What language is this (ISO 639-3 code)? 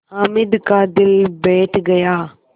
hin